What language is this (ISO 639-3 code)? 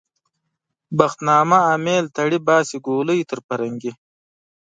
pus